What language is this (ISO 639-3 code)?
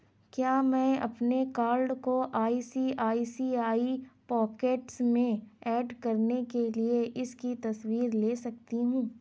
urd